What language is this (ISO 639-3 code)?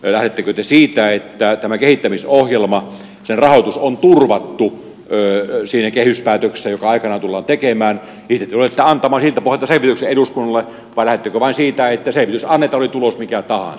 fin